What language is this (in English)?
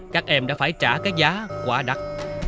Vietnamese